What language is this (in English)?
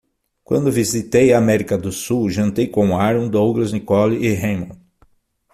Portuguese